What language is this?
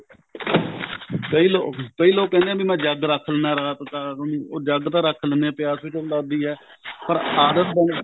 Punjabi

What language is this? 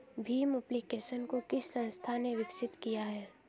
Hindi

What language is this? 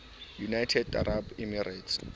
Southern Sotho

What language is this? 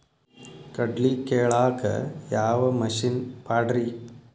Kannada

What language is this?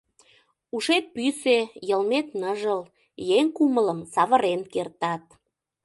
Mari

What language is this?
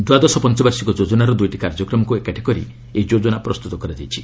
Odia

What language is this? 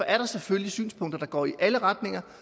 Danish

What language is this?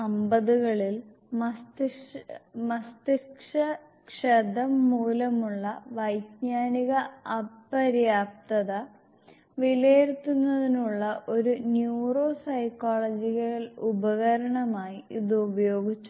Malayalam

